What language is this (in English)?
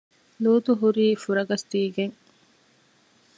Divehi